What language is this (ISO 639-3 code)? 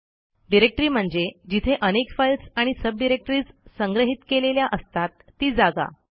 mar